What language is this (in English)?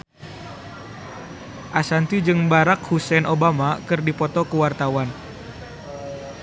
Sundanese